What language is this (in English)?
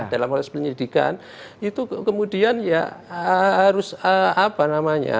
Indonesian